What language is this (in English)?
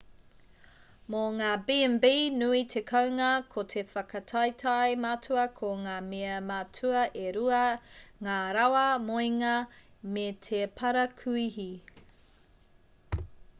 Māori